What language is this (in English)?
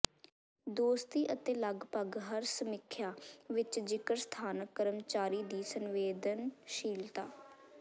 Punjabi